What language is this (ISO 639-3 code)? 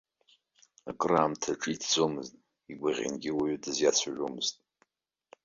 abk